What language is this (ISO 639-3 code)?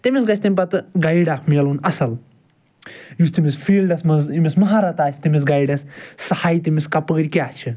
kas